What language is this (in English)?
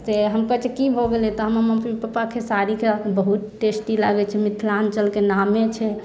Maithili